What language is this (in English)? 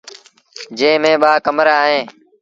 Sindhi Bhil